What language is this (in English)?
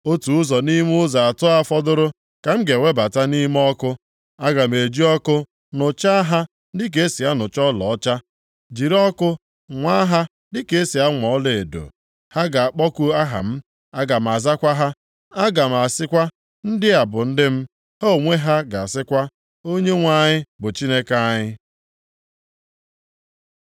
Igbo